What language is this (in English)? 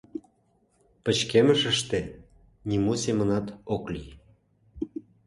Mari